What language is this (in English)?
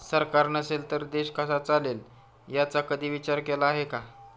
Marathi